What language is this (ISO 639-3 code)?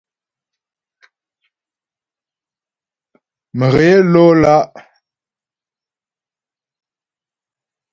bbj